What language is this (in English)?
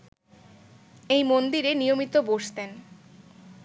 Bangla